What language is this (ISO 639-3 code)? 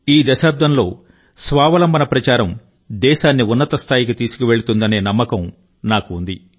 tel